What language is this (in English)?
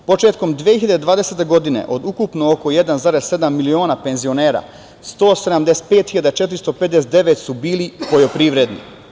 Serbian